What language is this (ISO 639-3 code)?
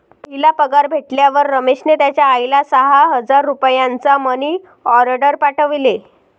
mar